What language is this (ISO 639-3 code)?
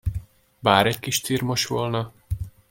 hun